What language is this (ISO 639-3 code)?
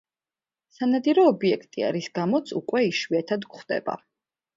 kat